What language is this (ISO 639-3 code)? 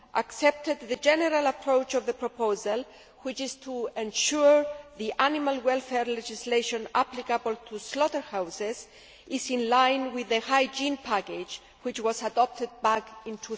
eng